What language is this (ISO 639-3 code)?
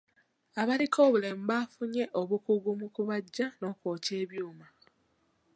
lug